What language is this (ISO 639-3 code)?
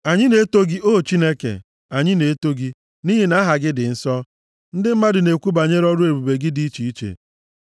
ibo